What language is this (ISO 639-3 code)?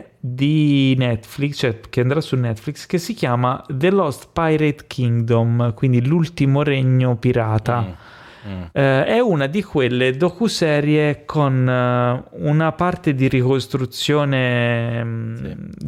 ita